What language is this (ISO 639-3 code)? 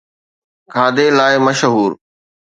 snd